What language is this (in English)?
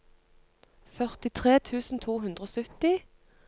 Norwegian